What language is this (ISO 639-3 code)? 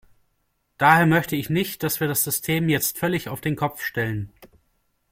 deu